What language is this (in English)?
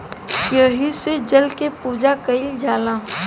Bhojpuri